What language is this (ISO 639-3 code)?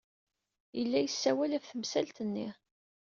kab